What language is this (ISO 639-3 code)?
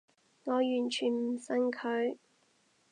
yue